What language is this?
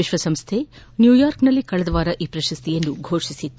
Kannada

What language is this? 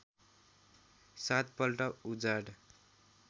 Nepali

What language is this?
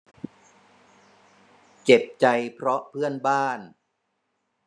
Thai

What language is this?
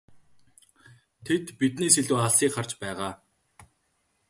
Mongolian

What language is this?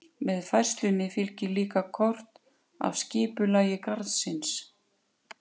Icelandic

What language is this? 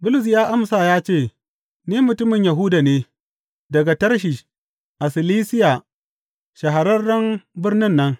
Hausa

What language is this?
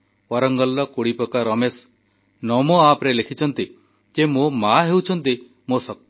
Odia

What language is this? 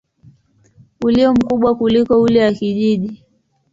Swahili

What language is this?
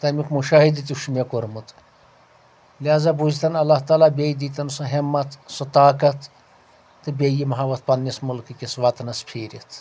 Kashmiri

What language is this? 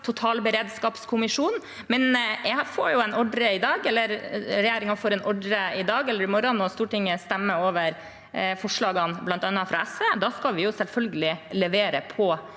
Norwegian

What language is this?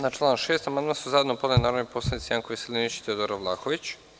Serbian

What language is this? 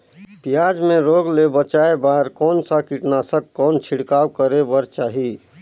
Chhattisgarhi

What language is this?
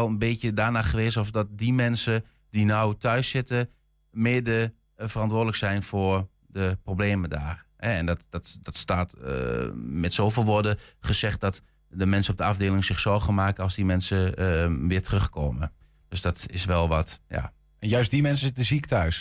Dutch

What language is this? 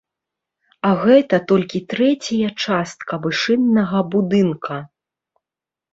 Belarusian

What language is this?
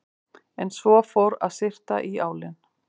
Icelandic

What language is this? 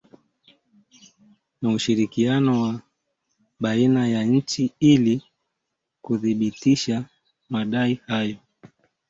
Swahili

